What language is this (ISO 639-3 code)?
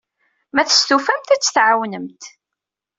kab